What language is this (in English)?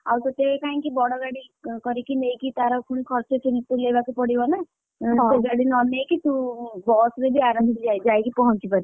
Odia